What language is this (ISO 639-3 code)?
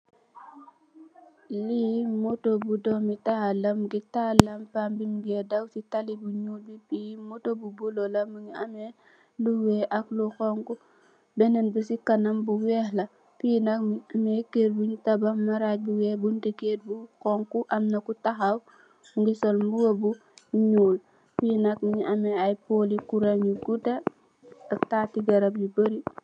wol